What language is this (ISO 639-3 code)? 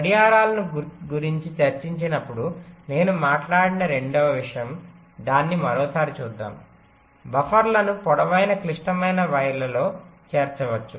tel